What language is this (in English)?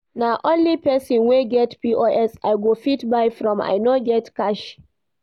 Nigerian Pidgin